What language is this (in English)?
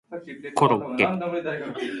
Japanese